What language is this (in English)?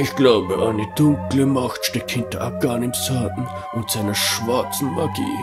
German